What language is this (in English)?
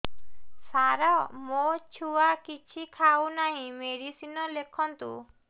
Odia